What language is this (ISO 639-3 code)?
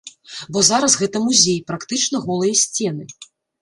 bel